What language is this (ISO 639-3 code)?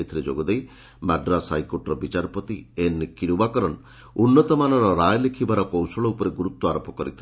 ori